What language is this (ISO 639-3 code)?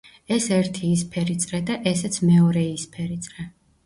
kat